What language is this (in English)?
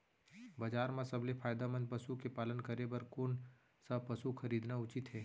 Chhattisgarhi